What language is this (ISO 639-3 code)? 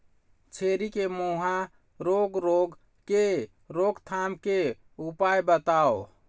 hne